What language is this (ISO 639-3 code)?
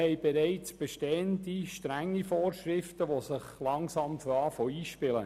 gsw